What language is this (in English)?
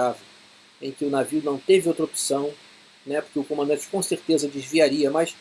Portuguese